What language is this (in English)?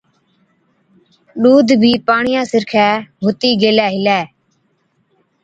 Od